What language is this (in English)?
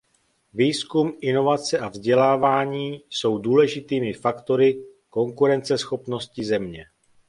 Czech